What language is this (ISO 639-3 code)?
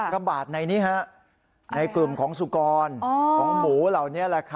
tha